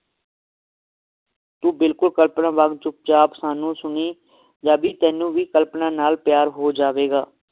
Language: Punjabi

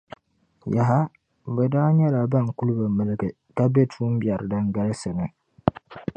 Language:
Dagbani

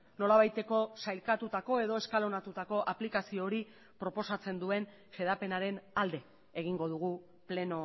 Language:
Basque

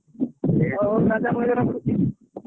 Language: Odia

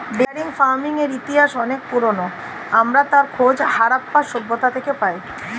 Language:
Bangla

